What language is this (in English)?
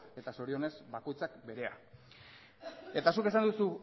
Basque